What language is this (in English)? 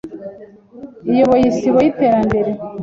Kinyarwanda